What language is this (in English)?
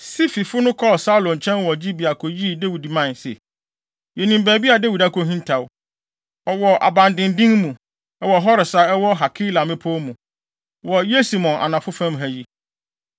Akan